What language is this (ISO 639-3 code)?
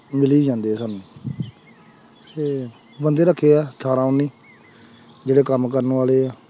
pan